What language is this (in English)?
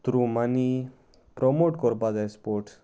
Konkani